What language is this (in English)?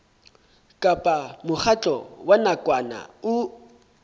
Southern Sotho